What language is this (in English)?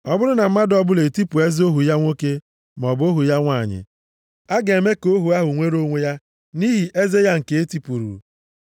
Igbo